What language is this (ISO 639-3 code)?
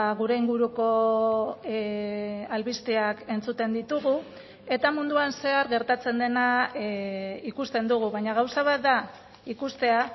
eus